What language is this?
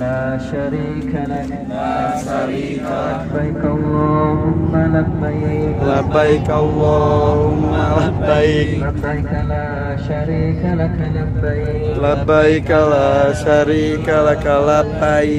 Indonesian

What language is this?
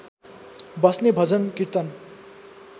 Nepali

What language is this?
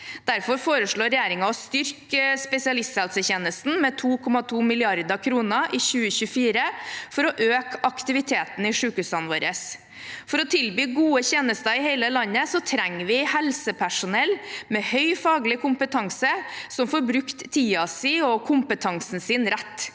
Norwegian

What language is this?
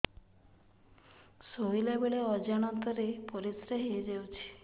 Odia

